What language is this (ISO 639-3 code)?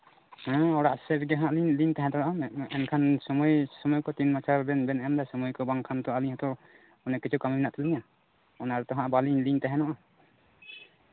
sat